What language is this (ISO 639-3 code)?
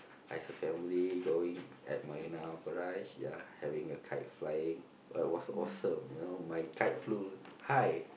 eng